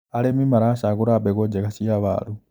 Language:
Kikuyu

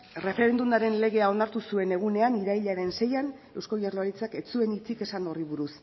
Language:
Basque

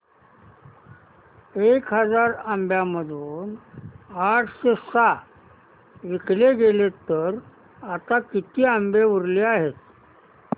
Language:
Marathi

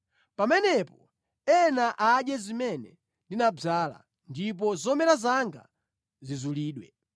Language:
Nyanja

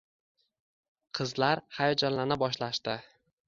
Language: Uzbek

